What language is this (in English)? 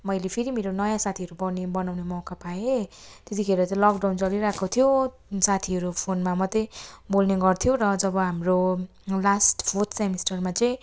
Nepali